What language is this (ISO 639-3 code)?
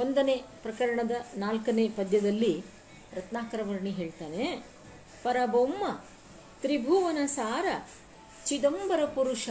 kan